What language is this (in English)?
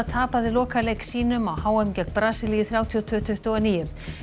Icelandic